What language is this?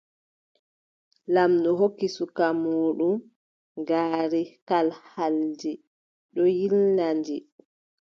Adamawa Fulfulde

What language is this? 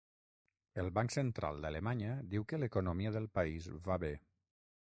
Catalan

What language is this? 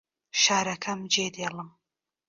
Central Kurdish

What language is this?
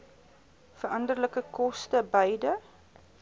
Afrikaans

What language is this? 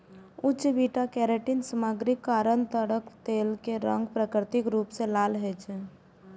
Maithili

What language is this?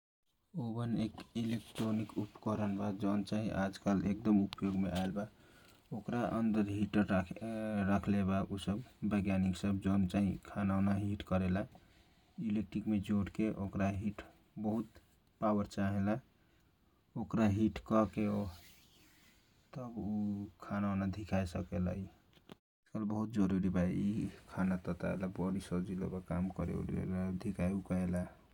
Kochila Tharu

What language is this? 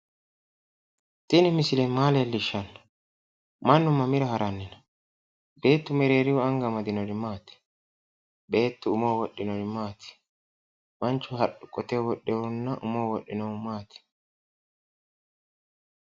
Sidamo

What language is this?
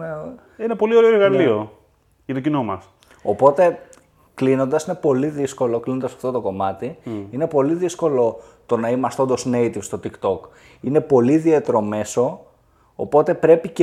Greek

